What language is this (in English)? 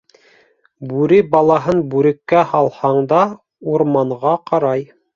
Bashkir